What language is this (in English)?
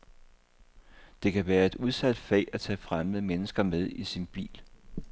Danish